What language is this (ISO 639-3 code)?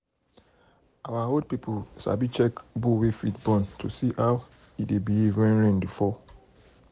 pcm